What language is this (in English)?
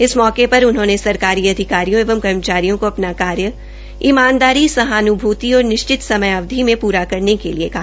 Hindi